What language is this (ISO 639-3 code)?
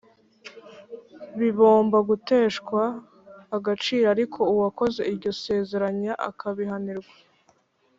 kin